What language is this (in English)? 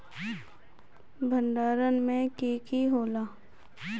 Magahi